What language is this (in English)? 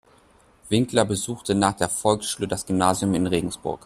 German